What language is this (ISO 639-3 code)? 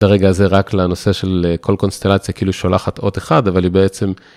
heb